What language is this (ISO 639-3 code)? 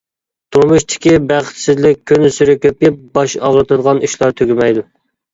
uig